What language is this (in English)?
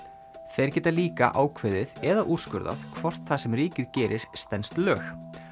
Icelandic